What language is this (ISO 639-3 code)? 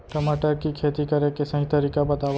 hne